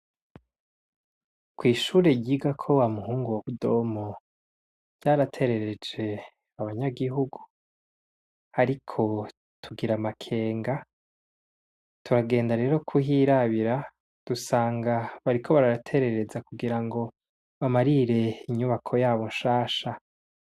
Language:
Rundi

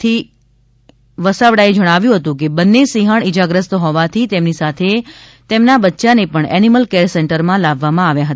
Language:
Gujarati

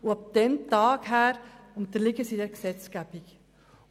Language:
Swiss German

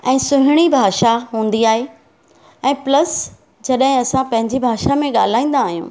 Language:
Sindhi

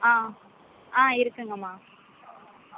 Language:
Tamil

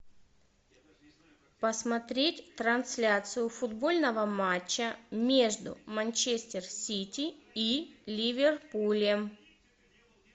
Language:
Russian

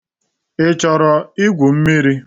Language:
Igbo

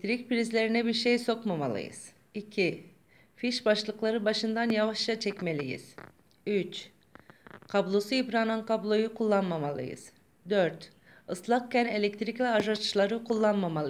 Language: Turkish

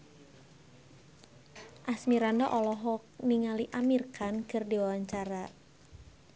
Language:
Sundanese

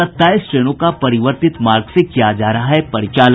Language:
Hindi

